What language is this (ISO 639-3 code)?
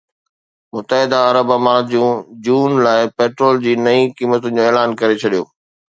snd